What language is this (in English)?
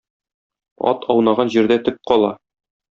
Tatar